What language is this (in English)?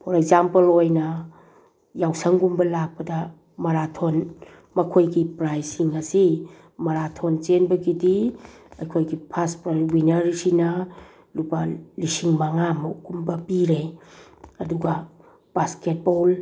Manipuri